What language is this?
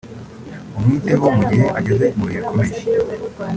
Kinyarwanda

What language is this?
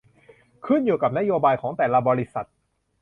Thai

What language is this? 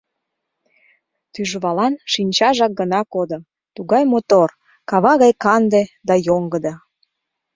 Mari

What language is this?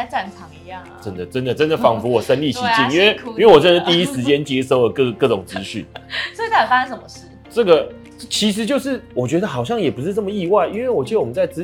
Chinese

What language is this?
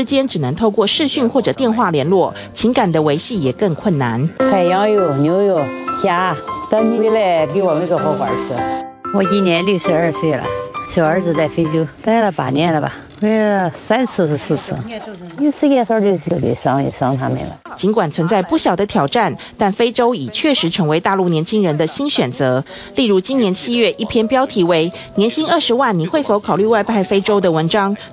Chinese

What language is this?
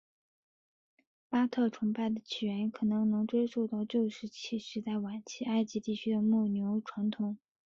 Chinese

